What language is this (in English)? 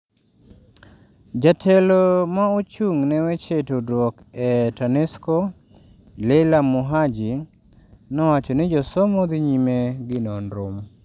Luo (Kenya and Tanzania)